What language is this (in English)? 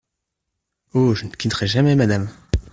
French